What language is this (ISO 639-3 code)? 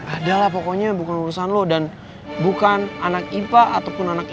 ind